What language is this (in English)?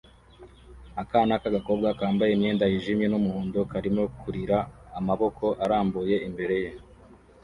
Kinyarwanda